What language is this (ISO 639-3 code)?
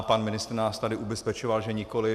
ces